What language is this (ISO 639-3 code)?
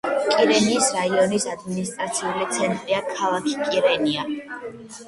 kat